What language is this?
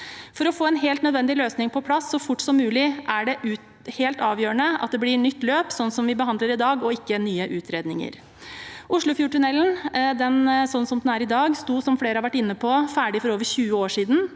Norwegian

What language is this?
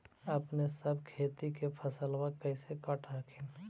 Magahi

